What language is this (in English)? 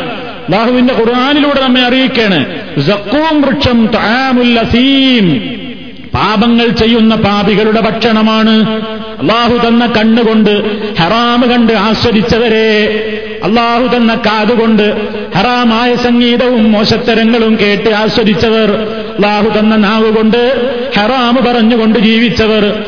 Malayalam